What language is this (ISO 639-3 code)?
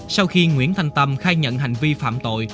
vie